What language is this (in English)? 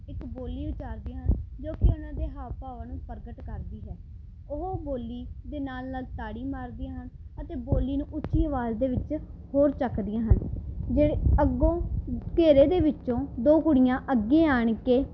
Punjabi